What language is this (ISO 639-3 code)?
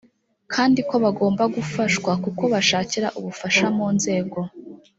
kin